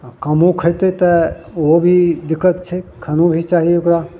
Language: Maithili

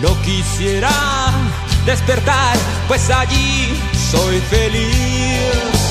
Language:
Spanish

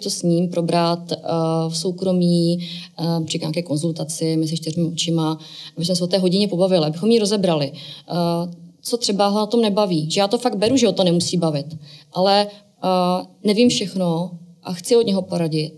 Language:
Czech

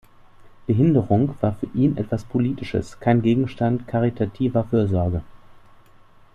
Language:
German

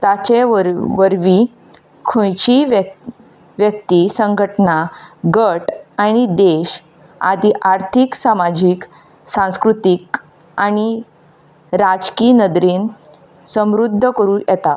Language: Konkani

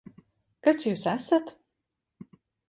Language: Latvian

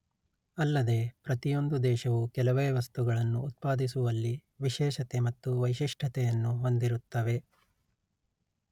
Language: Kannada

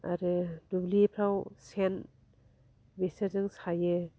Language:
Bodo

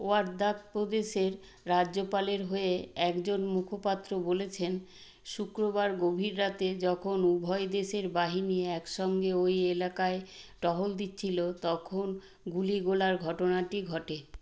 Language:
Bangla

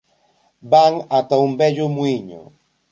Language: Galician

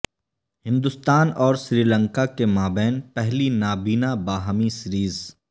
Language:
Urdu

